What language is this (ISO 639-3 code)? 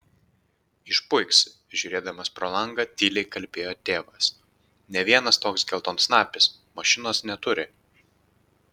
lit